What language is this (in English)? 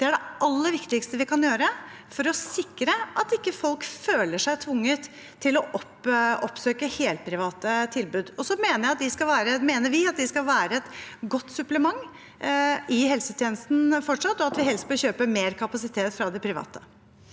Norwegian